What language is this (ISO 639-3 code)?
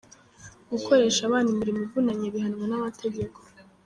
kin